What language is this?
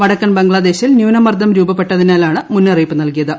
Malayalam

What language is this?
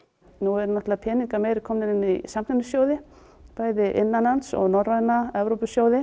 Icelandic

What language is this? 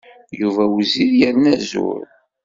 Kabyle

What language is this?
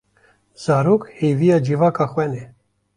Kurdish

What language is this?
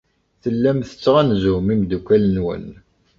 Kabyle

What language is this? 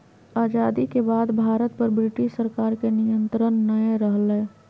Magahi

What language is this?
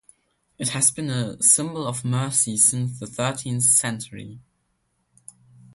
English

